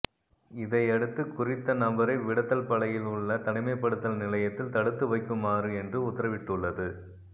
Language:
Tamil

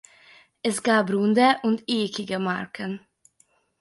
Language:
German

